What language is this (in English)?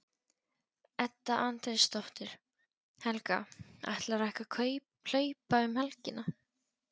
Icelandic